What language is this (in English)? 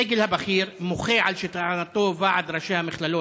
Hebrew